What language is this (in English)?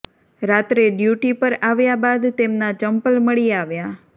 Gujarati